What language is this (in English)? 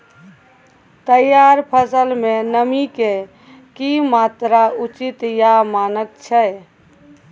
Maithili